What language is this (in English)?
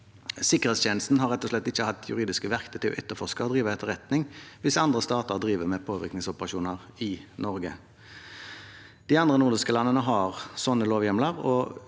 Norwegian